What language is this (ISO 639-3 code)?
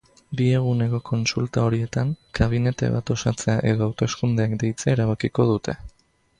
eus